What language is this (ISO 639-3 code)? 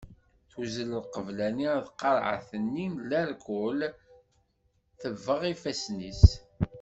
kab